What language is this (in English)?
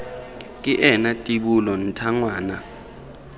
Tswana